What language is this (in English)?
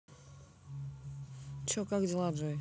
Russian